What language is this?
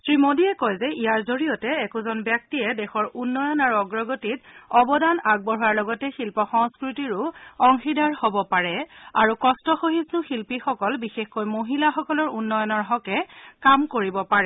Assamese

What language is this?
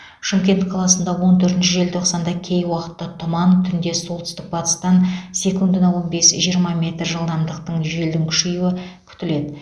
Kazakh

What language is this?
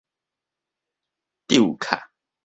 Min Nan Chinese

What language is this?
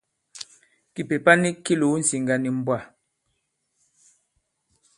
Bankon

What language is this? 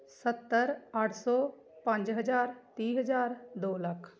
Punjabi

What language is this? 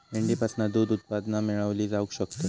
Marathi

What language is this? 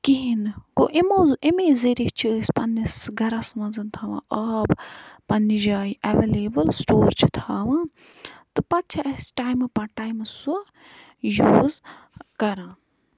Kashmiri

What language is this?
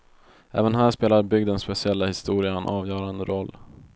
Swedish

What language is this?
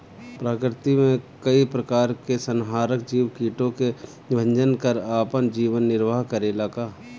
Bhojpuri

